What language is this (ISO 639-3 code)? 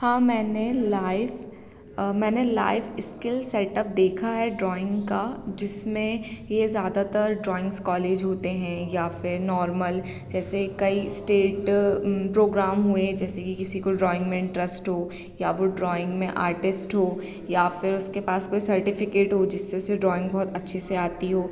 hin